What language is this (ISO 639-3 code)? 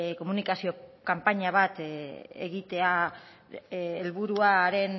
eus